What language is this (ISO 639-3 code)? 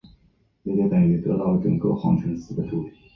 zho